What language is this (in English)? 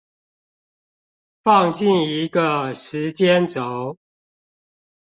Chinese